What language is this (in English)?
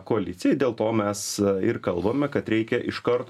Lithuanian